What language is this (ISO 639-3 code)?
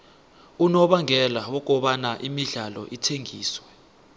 nbl